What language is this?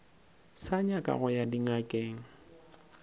Northern Sotho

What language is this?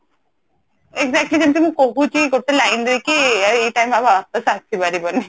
Odia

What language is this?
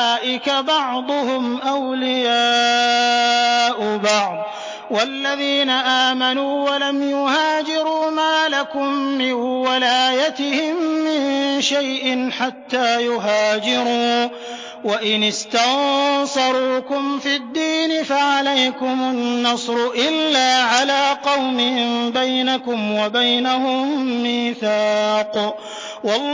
Arabic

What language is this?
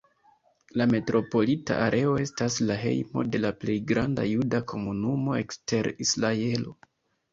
Esperanto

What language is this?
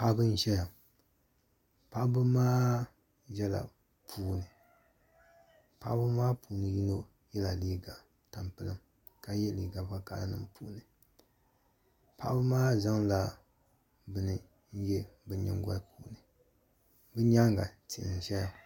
Dagbani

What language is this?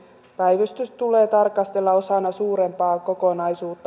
Finnish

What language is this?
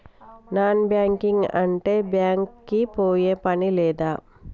Telugu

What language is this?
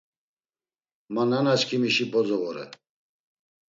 Laz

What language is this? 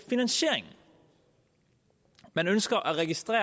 Danish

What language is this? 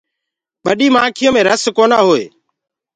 Gurgula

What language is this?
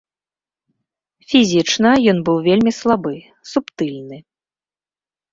Belarusian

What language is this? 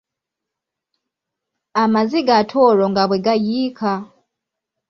Ganda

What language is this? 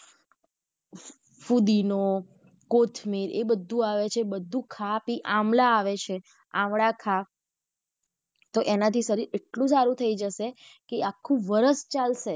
Gujarati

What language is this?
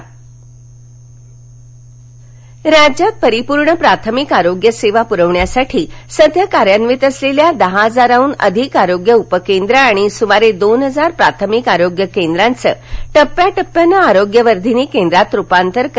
Marathi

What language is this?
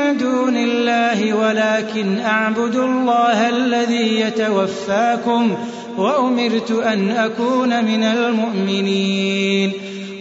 Arabic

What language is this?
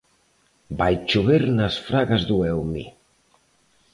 Galician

